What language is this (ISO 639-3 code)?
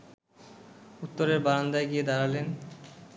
ben